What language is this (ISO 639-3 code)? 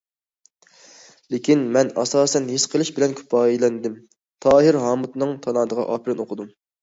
uig